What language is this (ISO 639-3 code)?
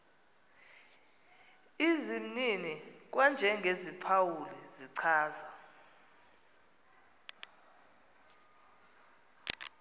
xho